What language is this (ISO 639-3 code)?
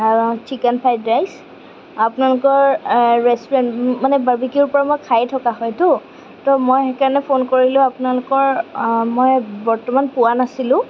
asm